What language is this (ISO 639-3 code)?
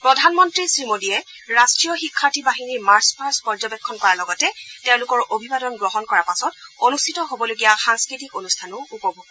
asm